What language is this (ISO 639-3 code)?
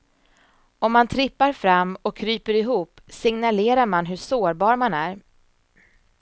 swe